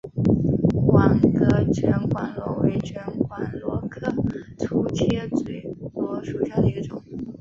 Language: Chinese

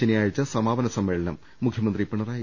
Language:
Malayalam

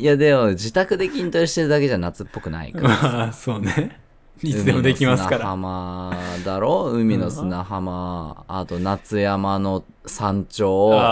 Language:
Japanese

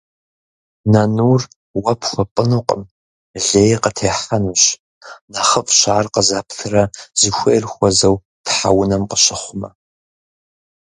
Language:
Kabardian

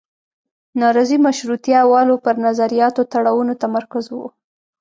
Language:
Pashto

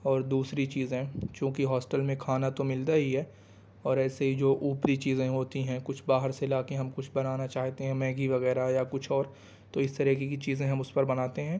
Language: Urdu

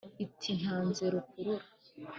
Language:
Kinyarwanda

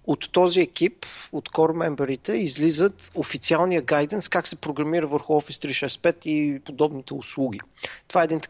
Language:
Bulgarian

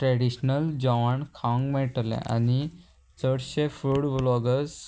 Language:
Konkani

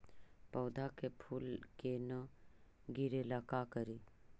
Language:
Magahi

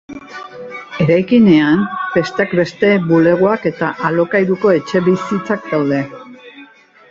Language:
Basque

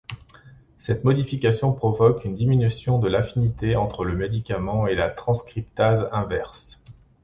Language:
French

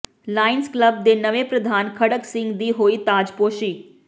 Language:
Punjabi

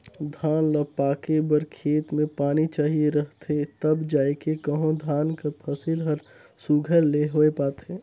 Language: Chhattisgarhi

